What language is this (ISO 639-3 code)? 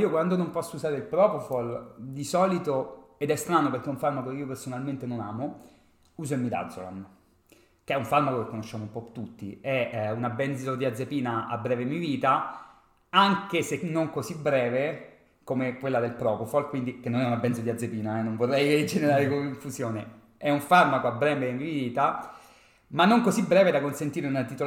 ita